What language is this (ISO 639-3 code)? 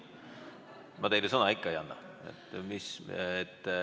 est